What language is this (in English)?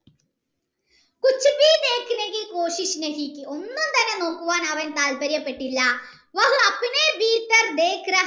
Malayalam